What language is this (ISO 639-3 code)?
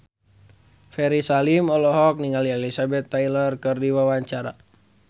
sun